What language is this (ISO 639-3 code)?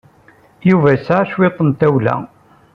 kab